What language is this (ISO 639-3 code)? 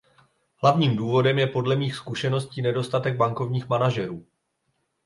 ces